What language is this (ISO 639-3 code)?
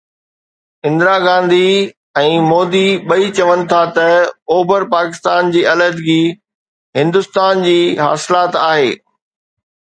snd